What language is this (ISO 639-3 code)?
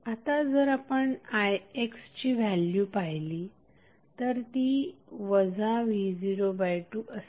mar